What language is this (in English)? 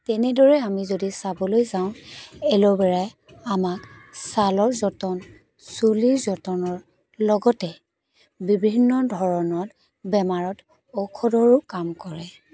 Assamese